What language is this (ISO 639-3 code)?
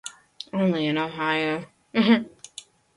lav